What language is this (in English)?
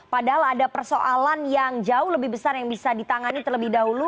Indonesian